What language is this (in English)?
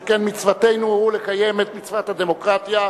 Hebrew